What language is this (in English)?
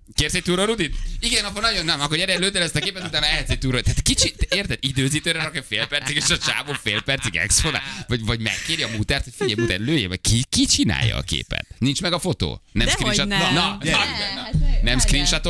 Hungarian